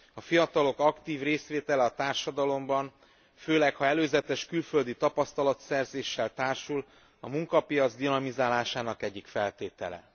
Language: Hungarian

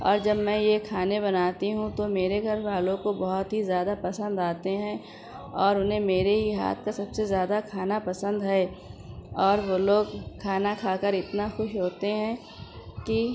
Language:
Urdu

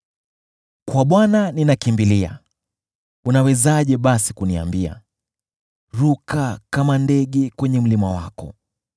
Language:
Swahili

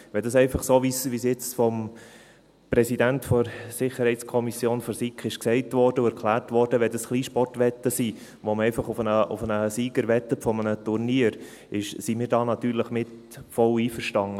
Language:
Swiss German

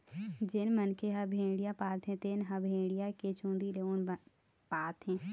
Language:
Chhattisgarhi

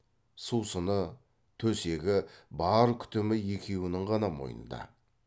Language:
Kazakh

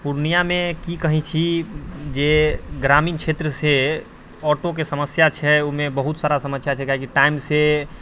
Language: Maithili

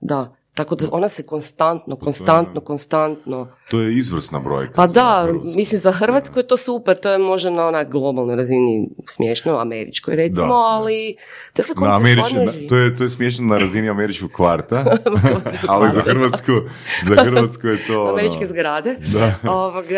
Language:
Croatian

